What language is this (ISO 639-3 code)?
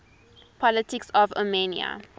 eng